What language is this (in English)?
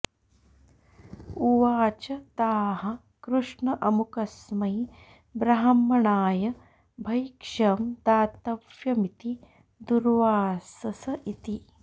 Sanskrit